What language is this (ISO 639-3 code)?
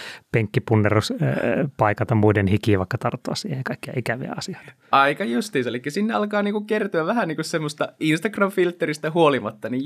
fin